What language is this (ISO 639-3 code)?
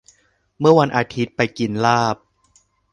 tha